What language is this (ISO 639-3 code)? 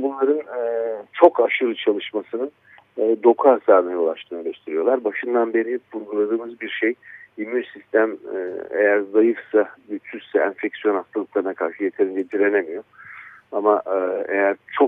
tur